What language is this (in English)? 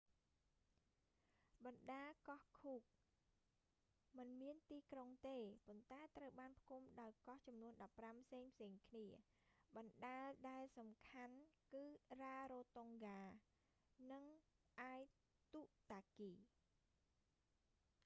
Khmer